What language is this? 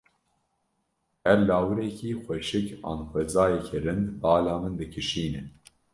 Kurdish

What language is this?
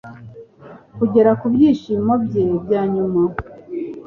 Kinyarwanda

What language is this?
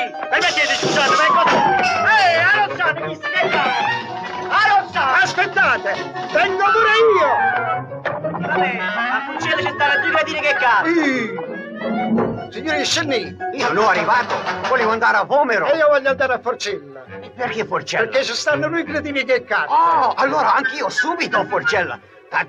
Italian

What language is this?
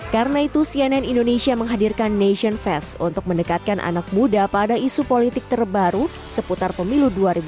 Indonesian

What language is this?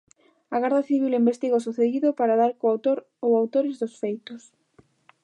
Galician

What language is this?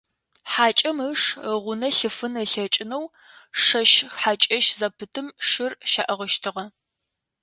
Adyghe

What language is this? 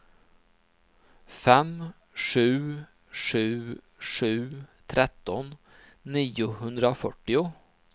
Swedish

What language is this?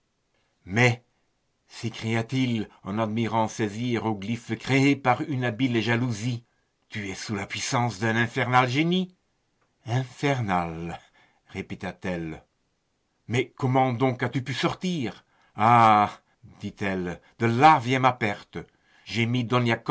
French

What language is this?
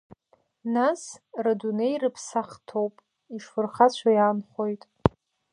Abkhazian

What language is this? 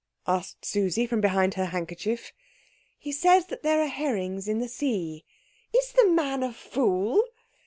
English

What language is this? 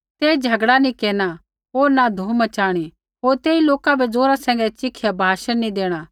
Kullu Pahari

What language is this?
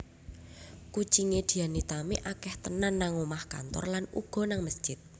Javanese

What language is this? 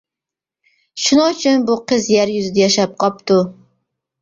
Uyghur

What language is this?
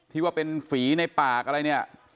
Thai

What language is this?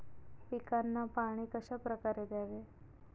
Marathi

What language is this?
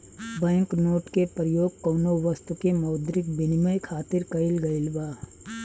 Bhojpuri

